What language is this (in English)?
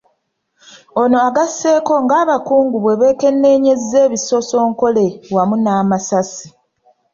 Ganda